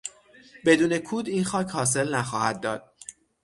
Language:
Persian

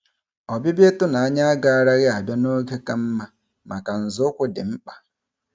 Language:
Igbo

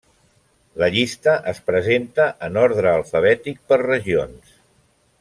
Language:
Catalan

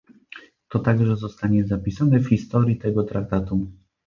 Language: Polish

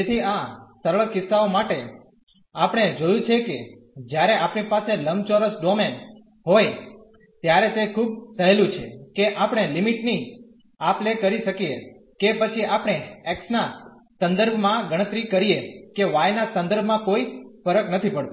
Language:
Gujarati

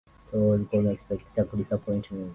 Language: Swahili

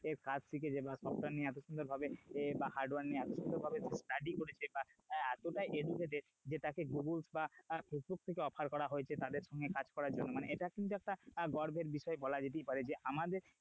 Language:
Bangla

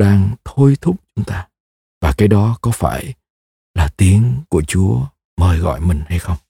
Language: Vietnamese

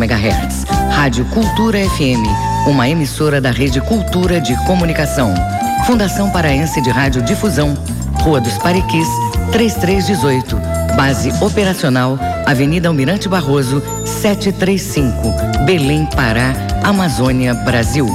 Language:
Portuguese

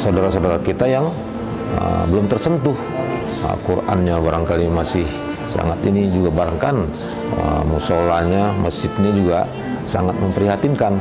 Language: Indonesian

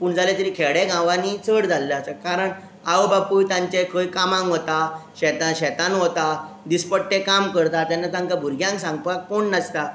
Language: Konkani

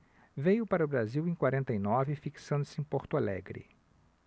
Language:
Portuguese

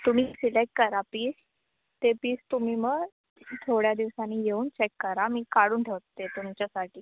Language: Marathi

